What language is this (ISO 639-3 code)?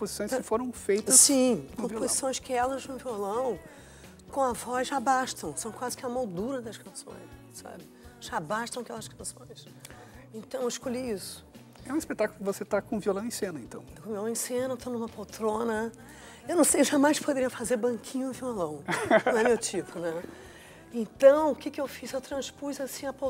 por